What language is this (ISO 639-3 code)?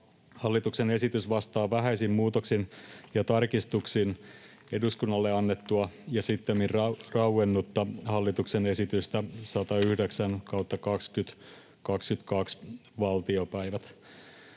fin